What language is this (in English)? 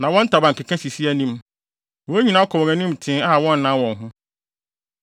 Akan